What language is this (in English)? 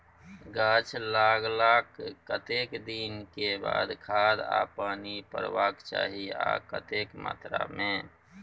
Maithili